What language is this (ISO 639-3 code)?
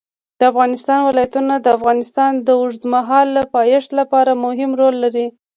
pus